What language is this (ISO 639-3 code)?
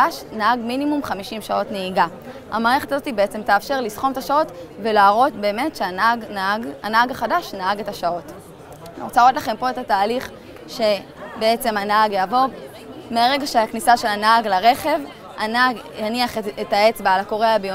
heb